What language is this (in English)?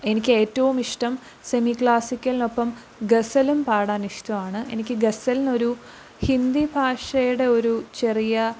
Malayalam